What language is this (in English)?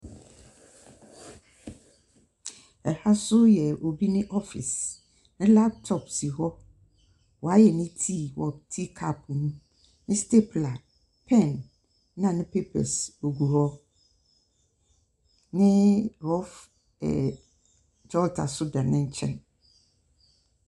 Akan